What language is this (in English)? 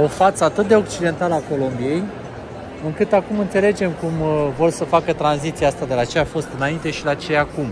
Romanian